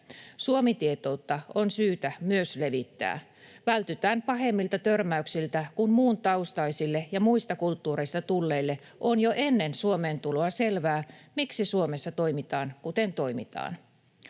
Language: Finnish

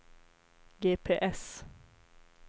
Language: Swedish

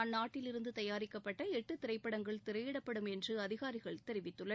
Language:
Tamil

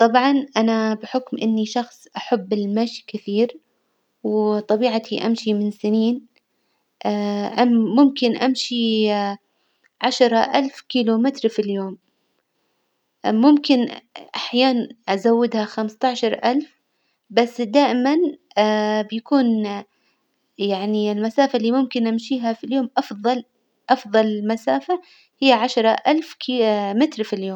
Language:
Hijazi Arabic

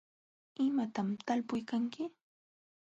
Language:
Jauja Wanca Quechua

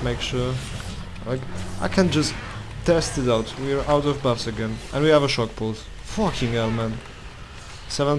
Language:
English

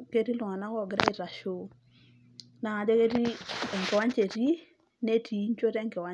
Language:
Masai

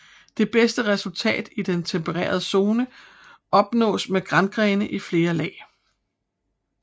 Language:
Danish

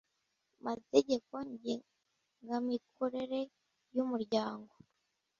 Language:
Kinyarwanda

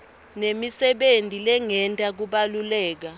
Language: Swati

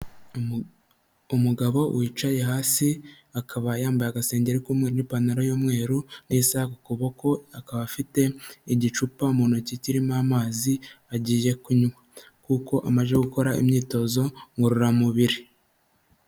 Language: Kinyarwanda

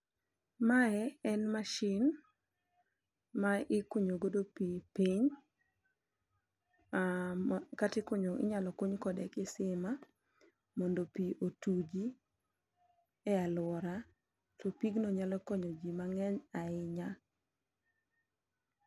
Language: Luo (Kenya and Tanzania)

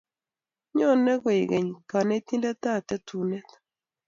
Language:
Kalenjin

